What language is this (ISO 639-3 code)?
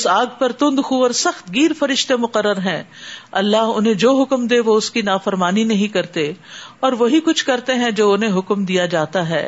urd